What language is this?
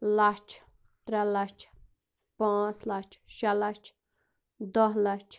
Kashmiri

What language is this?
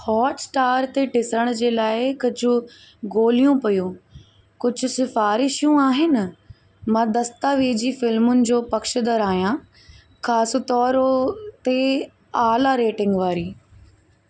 Sindhi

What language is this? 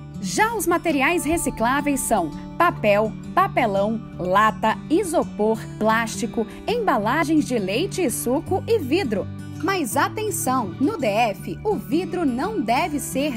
Portuguese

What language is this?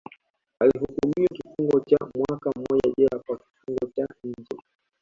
Swahili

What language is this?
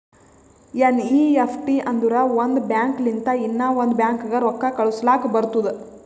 Kannada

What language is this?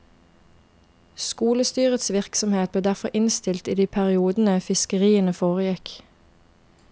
Norwegian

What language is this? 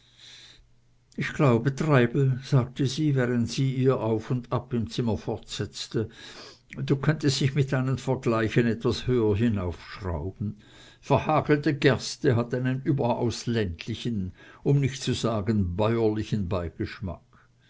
German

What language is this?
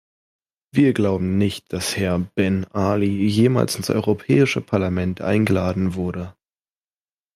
German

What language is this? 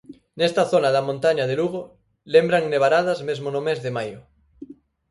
Galician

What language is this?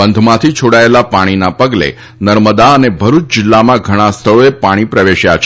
Gujarati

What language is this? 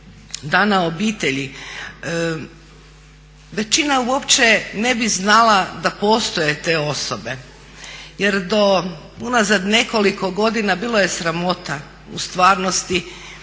Croatian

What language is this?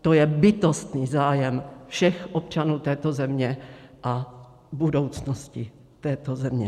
Czech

